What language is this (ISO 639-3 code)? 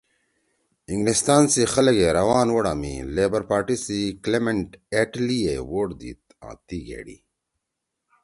trw